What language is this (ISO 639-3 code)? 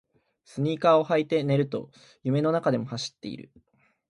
jpn